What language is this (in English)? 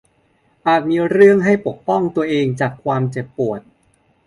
Thai